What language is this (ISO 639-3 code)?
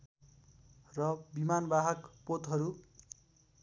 nep